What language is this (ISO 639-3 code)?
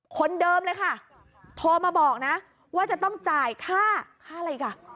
tha